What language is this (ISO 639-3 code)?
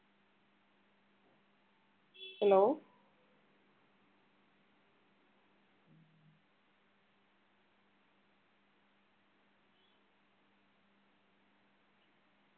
mal